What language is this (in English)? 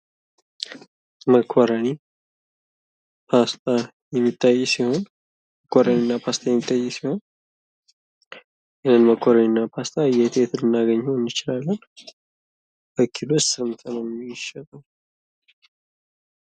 Amharic